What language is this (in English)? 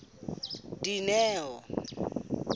Southern Sotho